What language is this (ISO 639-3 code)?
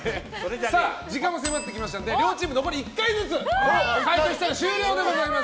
jpn